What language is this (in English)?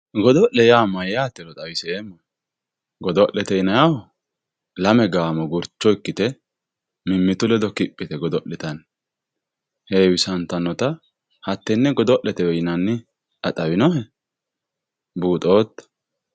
Sidamo